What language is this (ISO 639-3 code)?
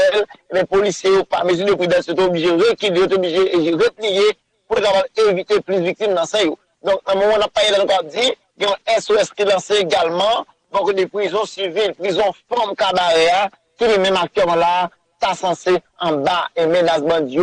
fra